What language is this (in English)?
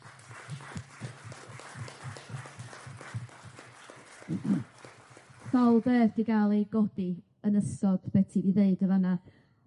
Welsh